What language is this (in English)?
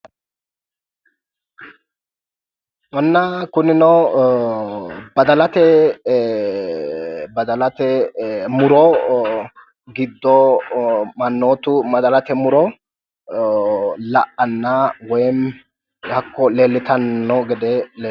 Sidamo